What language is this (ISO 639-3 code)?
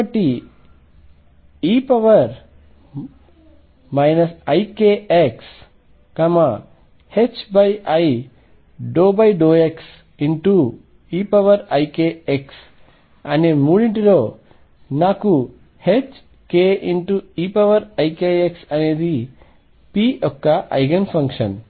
tel